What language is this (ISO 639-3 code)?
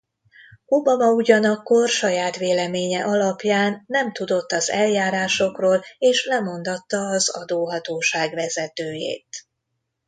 hun